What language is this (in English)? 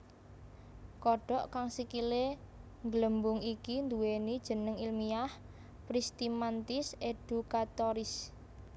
Javanese